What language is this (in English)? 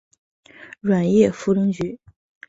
Chinese